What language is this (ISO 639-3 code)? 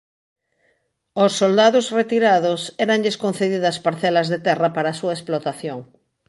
glg